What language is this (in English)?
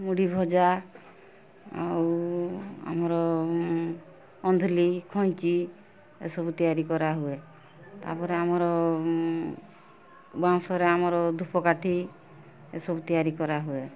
Odia